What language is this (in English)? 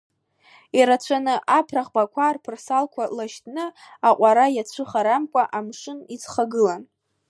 Abkhazian